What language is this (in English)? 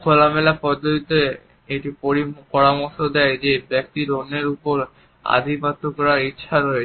Bangla